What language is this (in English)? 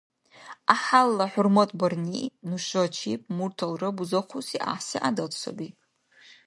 Dargwa